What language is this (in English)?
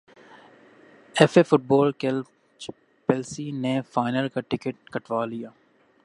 Urdu